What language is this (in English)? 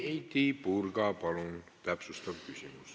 Estonian